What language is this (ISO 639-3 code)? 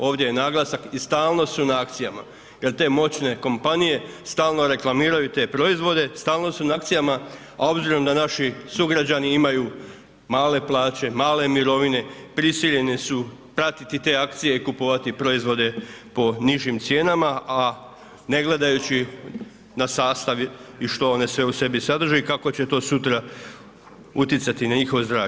hrv